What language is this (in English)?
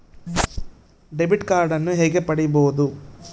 Kannada